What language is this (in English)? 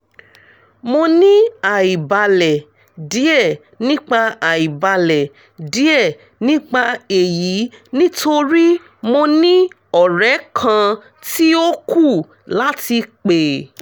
Yoruba